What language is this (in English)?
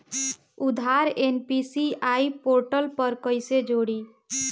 Bhojpuri